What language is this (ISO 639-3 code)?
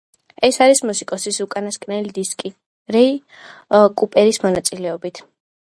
kat